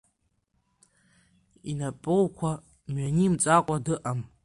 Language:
Abkhazian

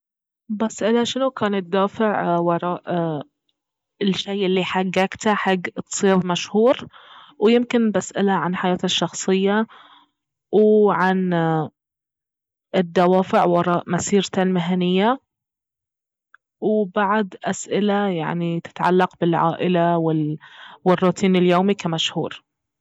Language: Baharna Arabic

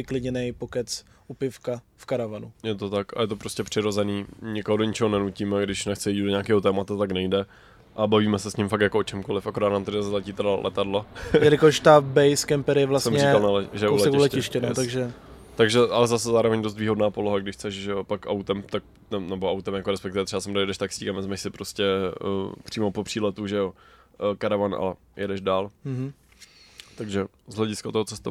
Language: Czech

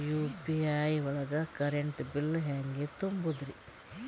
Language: Kannada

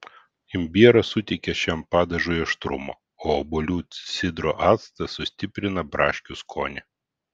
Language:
Lithuanian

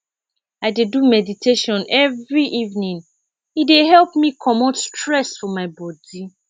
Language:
Nigerian Pidgin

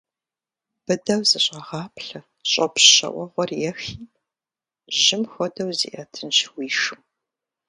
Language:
Kabardian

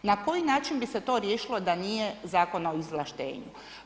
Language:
Croatian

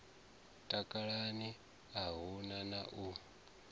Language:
Venda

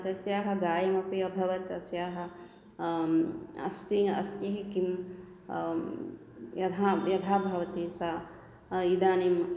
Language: Sanskrit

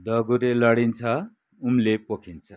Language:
Nepali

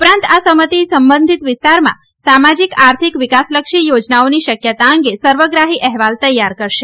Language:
Gujarati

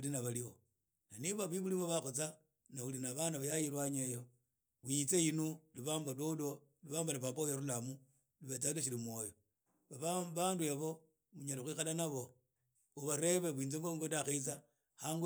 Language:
Idakho-Isukha-Tiriki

